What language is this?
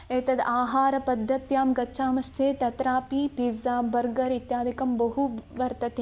Sanskrit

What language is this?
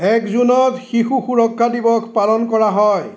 Assamese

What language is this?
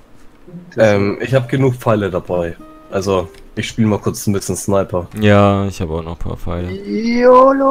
German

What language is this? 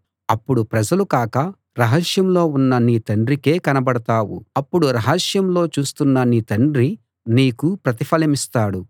Telugu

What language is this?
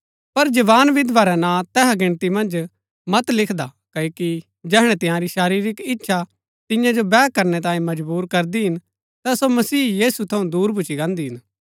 Gaddi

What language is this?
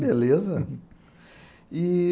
Portuguese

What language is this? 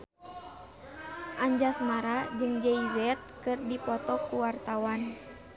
Sundanese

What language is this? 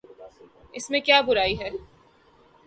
Urdu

